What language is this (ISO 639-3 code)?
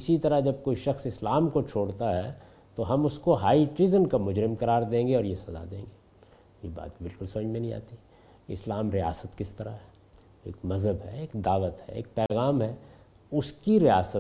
urd